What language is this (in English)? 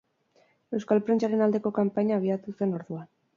Basque